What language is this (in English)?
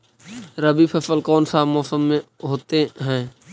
Magahi